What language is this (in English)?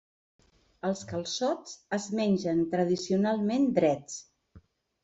Catalan